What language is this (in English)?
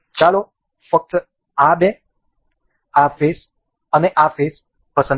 Gujarati